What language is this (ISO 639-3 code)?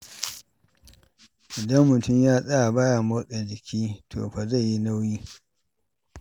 hau